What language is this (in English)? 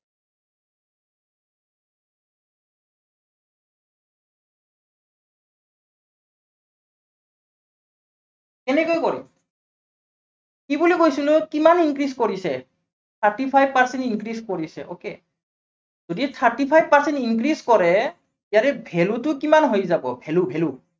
Assamese